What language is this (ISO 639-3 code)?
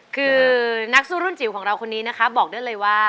tha